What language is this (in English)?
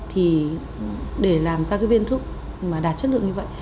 Vietnamese